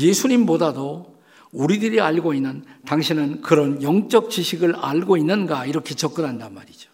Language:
Korean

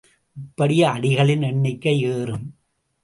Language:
Tamil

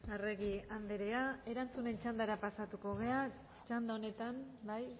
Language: Basque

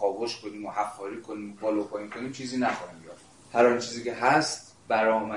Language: Persian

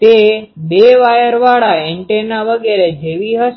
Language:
Gujarati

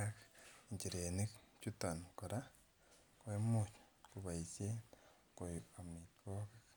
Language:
Kalenjin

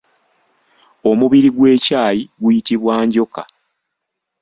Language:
Ganda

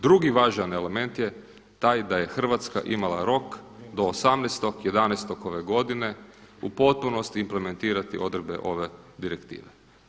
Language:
Croatian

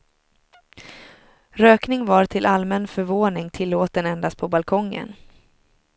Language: Swedish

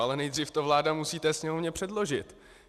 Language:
Czech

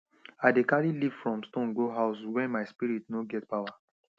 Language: Nigerian Pidgin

